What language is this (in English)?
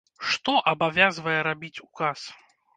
Belarusian